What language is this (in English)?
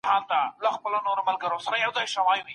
Pashto